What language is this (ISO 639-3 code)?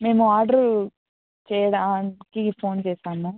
tel